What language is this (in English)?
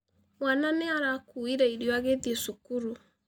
Kikuyu